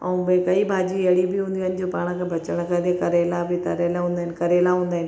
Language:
Sindhi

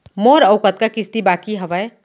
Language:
Chhattisgarhi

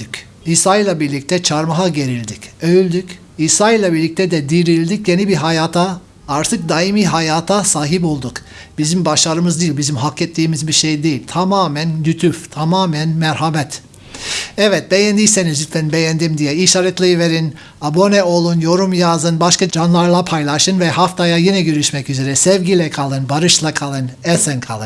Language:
Turkish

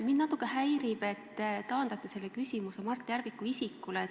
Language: Estonian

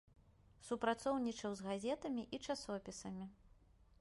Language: Belarusian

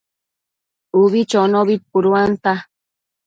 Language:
Matsés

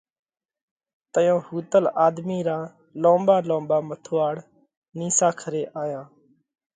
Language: Parkari Koli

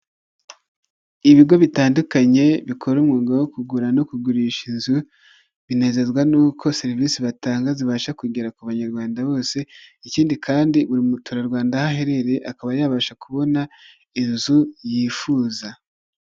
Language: Kinyarwanda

